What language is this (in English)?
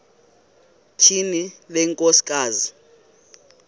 Xhosa